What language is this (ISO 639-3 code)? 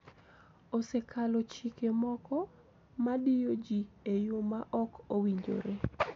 luo